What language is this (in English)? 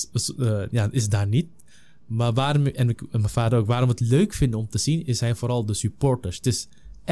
Dutch